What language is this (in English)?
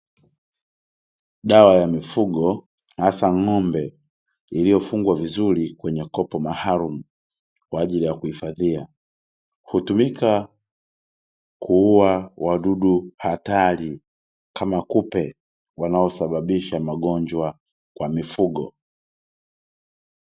Swahili